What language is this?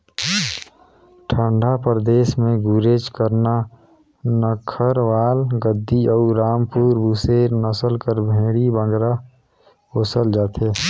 Chhattisgarhi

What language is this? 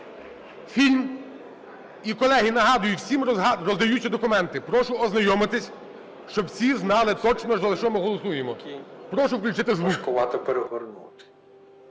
Ukrainian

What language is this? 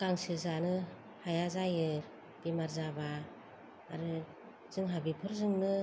Bodo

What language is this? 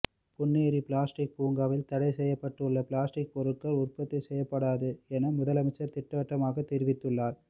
Tamil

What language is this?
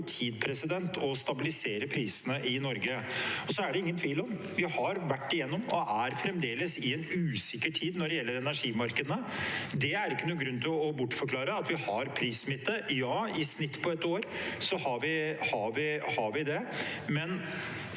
Norwegian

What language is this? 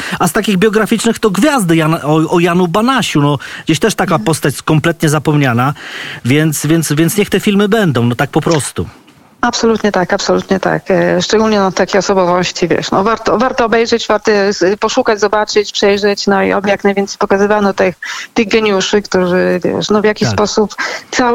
Polish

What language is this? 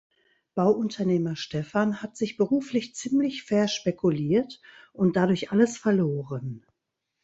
German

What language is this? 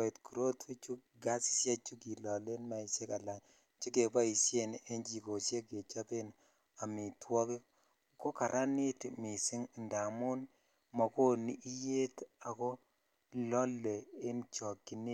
Kalenjin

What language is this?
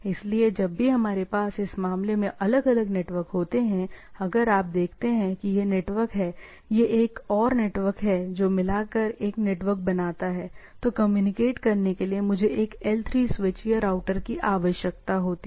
Hindi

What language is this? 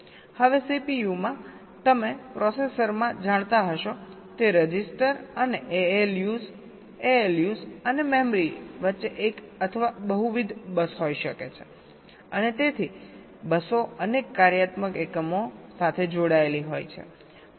Gujarati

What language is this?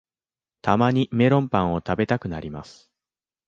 Japanese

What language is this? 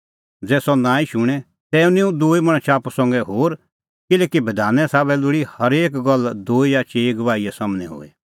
Kullu Pahari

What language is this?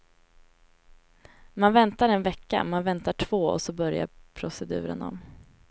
Swedish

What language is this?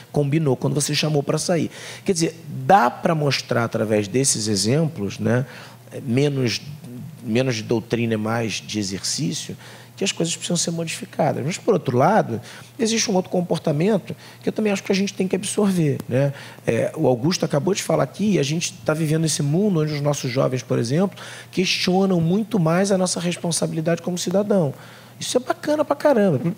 Portuguese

